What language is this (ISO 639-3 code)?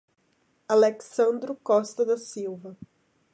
por